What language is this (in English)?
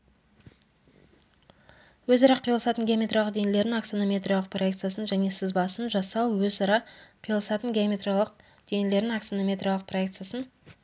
Kazakh